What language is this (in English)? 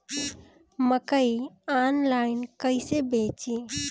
Bhojpuri